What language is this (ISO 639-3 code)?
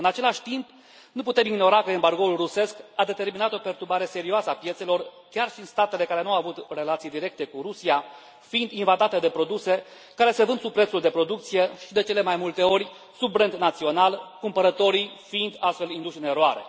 ron